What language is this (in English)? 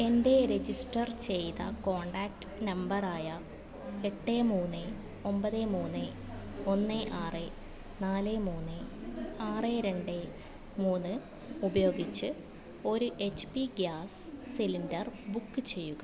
Malayalam